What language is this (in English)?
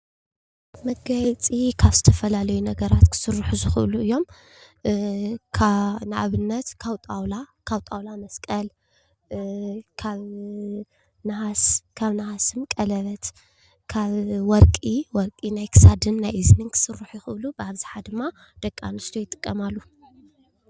Tigrinya